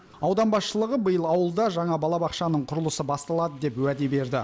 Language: Kazakh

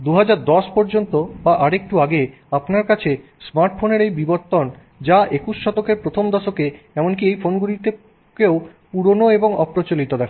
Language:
Bangla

